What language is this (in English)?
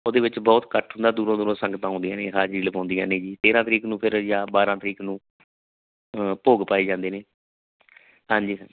Punjabi